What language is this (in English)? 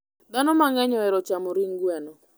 Luo (Kenya and Tanzania)